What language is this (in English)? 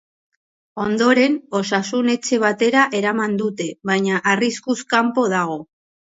Basque